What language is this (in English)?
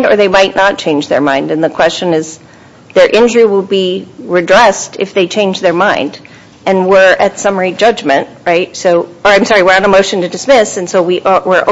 English